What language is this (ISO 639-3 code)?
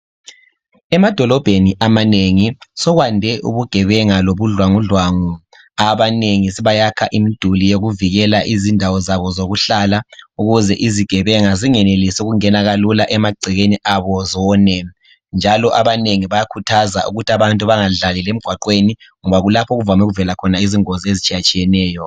nde